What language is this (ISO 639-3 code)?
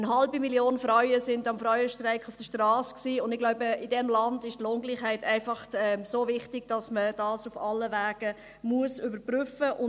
gsw